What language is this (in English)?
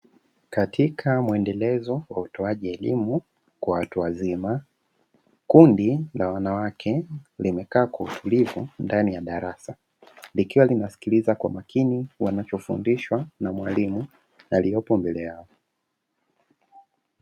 Swahili